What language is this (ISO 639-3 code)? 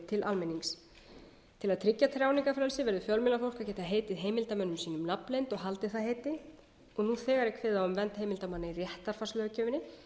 isl